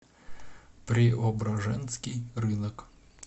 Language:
Russian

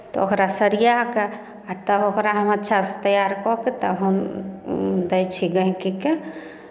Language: Maithili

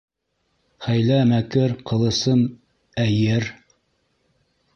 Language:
Bashkir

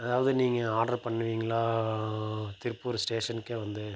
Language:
Tamil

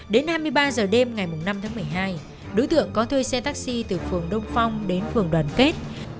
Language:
Vietnamese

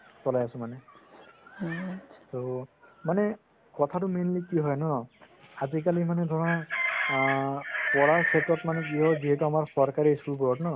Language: Assamese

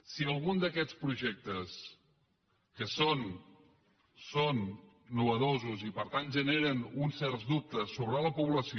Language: Catalan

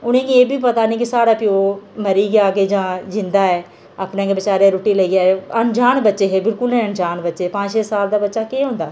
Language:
Dogri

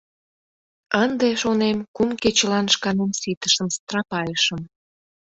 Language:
Mari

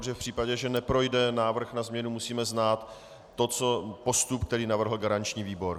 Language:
Czech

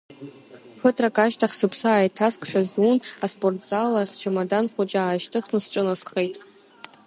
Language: Abkhazian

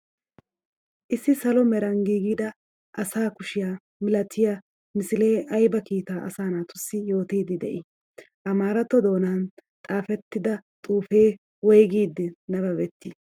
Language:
Wolaytta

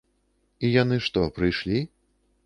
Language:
Belarusian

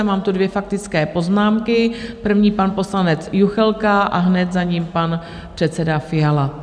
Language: Czech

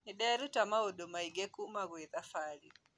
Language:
Kikuyu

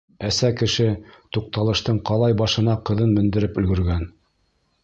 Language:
Bashkir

